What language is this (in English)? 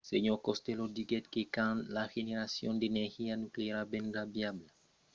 Occitan